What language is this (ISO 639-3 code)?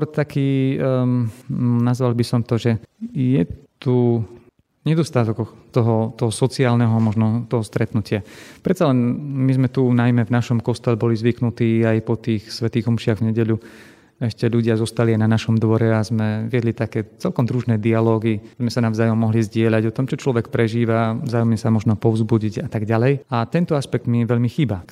slk